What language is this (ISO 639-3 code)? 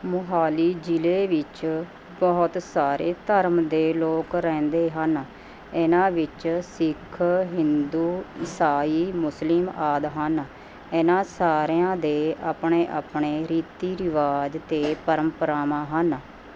pan